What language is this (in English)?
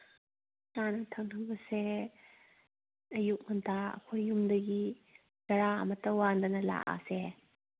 Manipuri